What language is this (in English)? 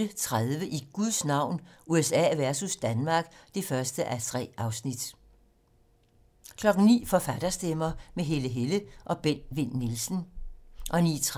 Danish